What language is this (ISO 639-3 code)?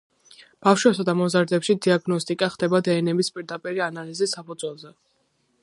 kat